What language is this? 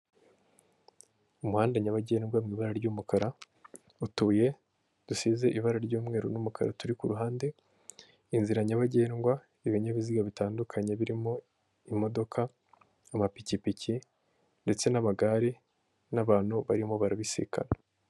Kinyarwanda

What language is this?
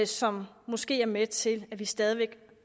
Danish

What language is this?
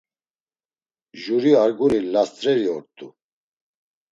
Laz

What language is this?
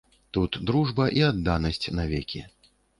Belarusian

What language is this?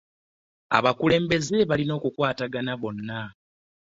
Ganda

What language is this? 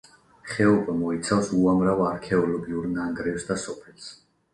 Georgian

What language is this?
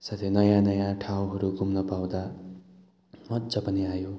Nepali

